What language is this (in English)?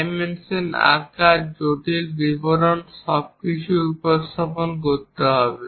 Bangla